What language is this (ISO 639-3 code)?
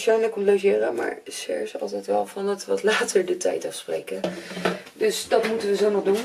nld